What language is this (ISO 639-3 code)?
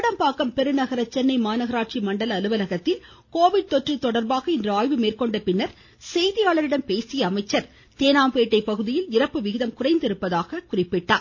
tam